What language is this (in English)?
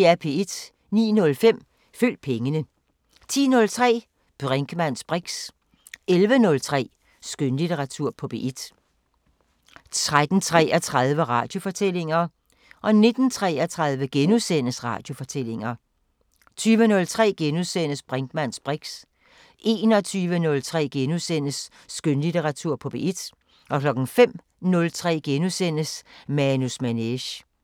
Danish